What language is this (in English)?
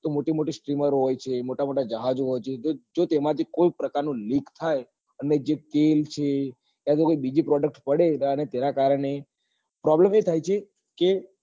Gujarati